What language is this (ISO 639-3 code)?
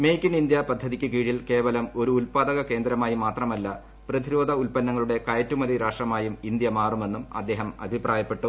mal